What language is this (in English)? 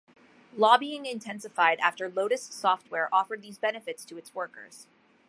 English